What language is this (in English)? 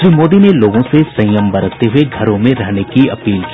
Hindi